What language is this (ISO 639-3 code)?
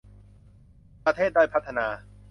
tha